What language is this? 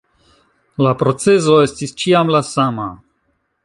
Esperanto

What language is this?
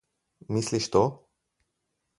Slovenian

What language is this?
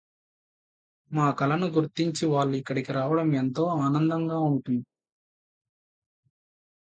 Telugu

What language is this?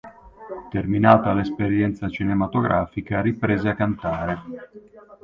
Italian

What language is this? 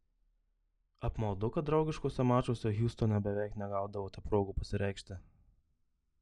Lithuanian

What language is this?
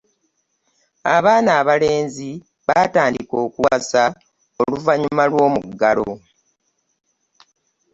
Ganda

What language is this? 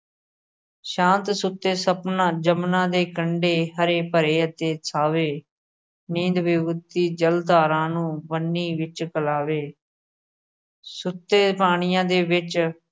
Punjabi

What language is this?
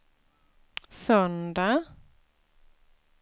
Swedish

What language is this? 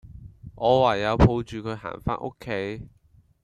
Cantonese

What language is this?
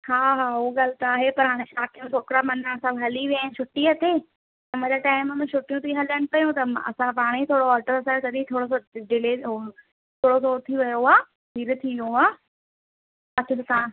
Sindhi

